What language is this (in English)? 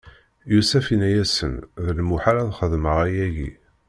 Kabyle